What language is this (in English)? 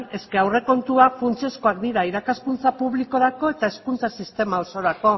Basque